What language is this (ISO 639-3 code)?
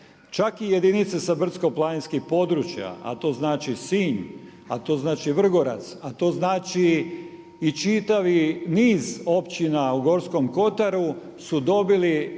hrv